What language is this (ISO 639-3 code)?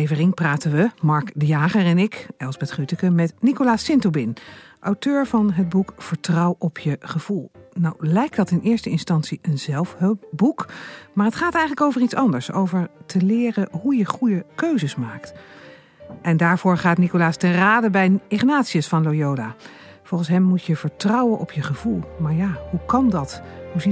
nld